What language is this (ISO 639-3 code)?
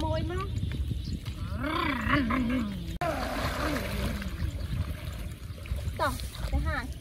vie